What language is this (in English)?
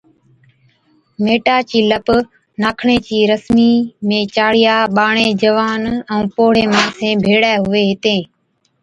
Od